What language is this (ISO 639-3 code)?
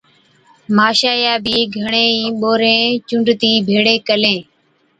odk